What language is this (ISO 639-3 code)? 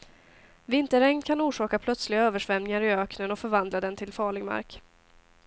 swe